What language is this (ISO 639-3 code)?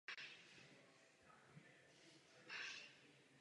ces